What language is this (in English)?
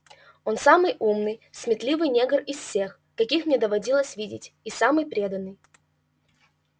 Russian